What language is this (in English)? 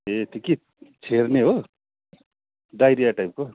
Nepali